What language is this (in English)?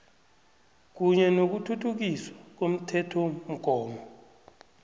South Ndebele